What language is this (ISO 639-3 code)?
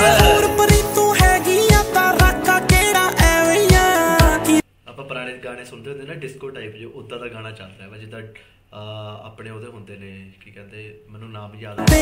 hin